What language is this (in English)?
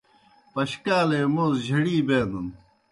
Kohistani Shina